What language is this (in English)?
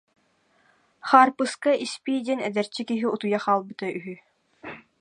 Yakut